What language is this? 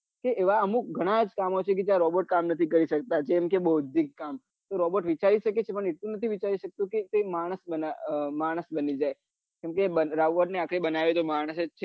Gujarati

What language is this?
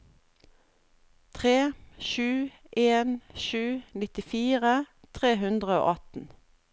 Norwegian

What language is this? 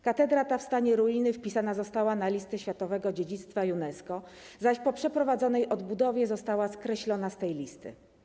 Polish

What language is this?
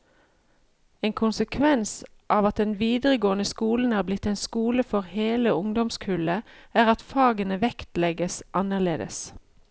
Norwegian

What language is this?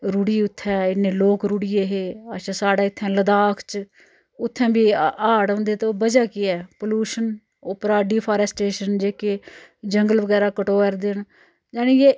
Dogri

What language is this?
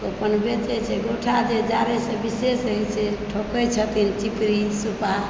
Maithili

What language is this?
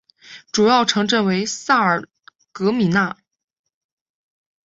Chinese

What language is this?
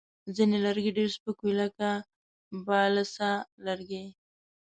Pashto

